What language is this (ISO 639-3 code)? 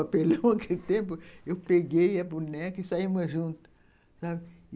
por